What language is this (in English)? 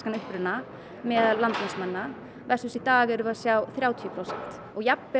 Icelandic